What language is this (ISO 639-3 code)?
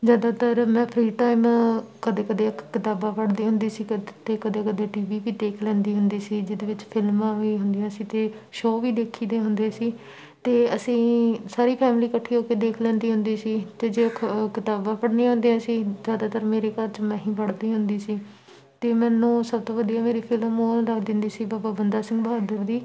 pan